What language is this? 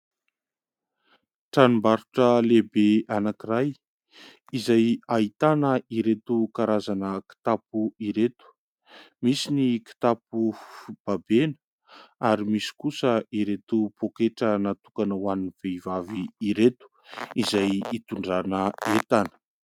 Malagasy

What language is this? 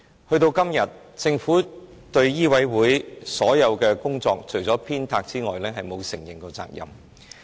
Cantonese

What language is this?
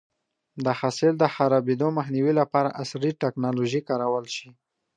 Pashto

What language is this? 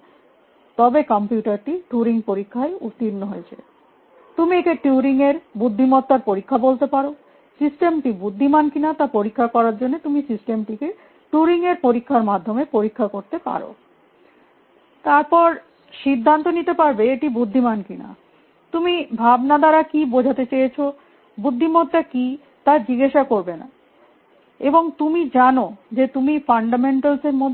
Bangla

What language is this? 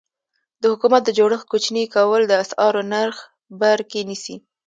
Pashto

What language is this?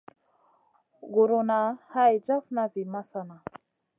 Masana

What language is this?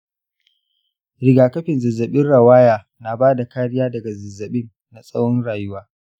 Hausa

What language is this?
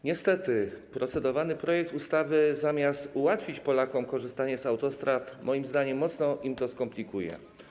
Polish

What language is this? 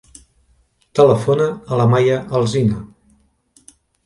Catalan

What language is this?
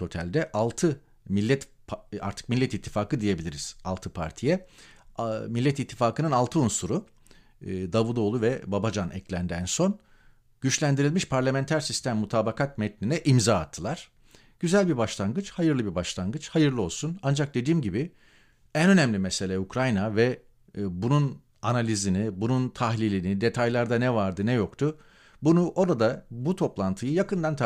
Turkish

